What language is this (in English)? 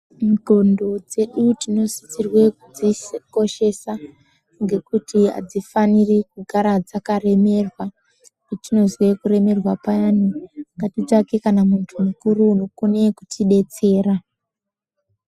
Ndau